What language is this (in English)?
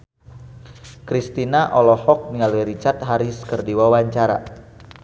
Sundanese